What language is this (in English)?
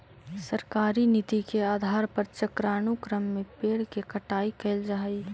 Magahi